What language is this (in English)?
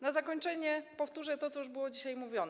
Polish